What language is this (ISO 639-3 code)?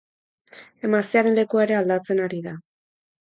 eus